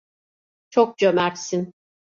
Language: Turkish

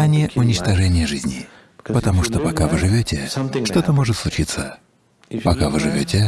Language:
Russian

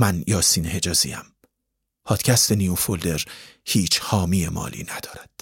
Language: Persian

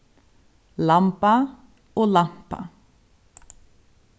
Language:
Faroese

